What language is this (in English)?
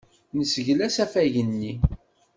Kabyle